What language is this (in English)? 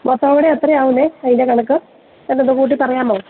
Malayalam